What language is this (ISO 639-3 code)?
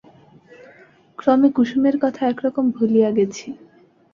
ben